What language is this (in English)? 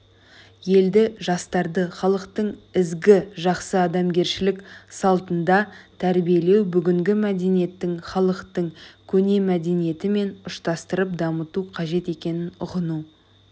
Kazakh